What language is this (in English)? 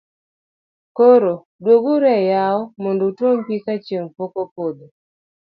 Luo (Kenya and Tanzania)